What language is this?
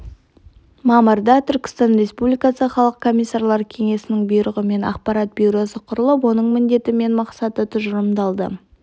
Kazakh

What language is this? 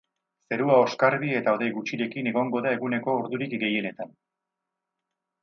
Basque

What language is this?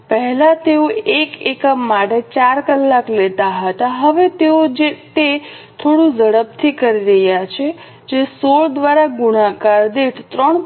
Gujarati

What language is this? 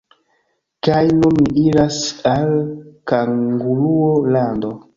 Esperanto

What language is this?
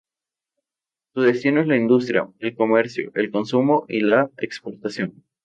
Spanish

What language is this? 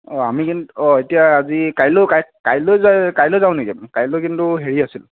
Assamese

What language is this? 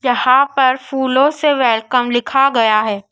Hindi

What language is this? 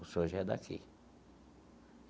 Portuguese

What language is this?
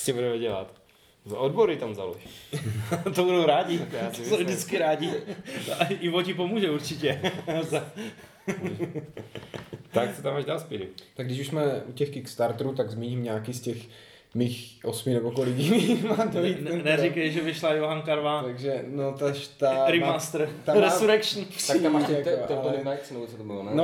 Czech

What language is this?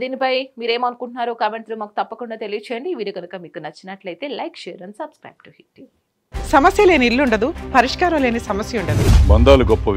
Telugu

